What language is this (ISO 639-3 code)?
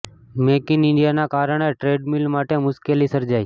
guj